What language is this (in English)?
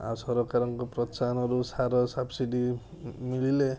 Odia